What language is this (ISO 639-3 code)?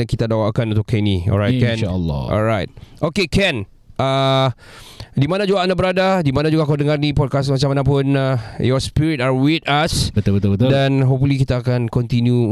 msa